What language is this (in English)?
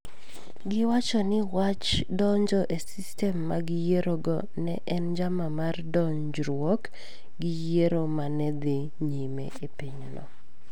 Luo (Kenya and Tanzania)